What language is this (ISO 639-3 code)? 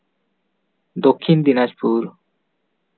sat